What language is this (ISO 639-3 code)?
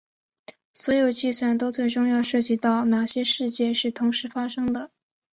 zho